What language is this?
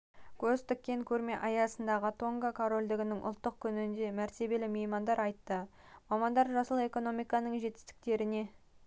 Kazakh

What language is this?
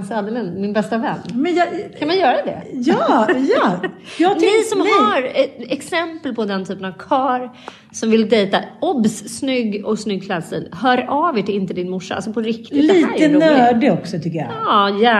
Swedish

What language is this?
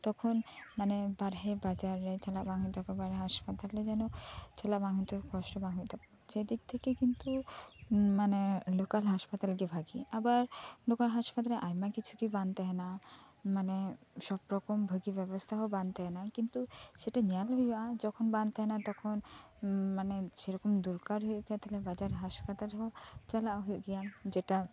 Santali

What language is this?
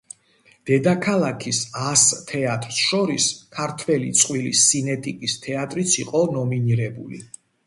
Georgian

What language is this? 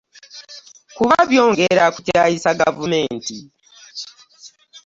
Ganda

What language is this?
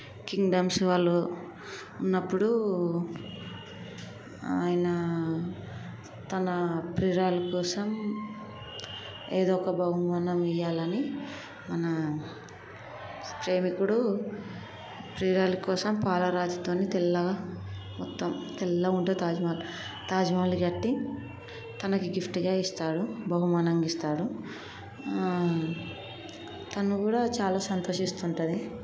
Telugu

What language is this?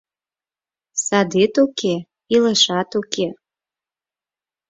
Mari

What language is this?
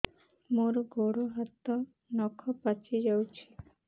Odia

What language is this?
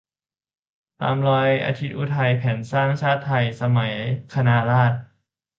Thai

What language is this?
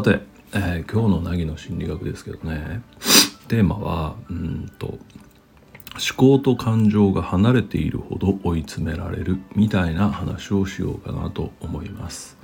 Japanese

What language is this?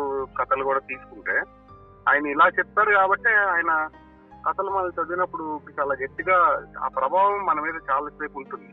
Telugu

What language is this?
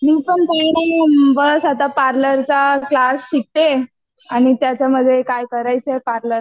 Marathi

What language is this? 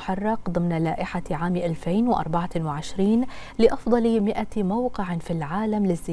Arabic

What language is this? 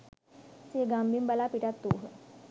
Sinhala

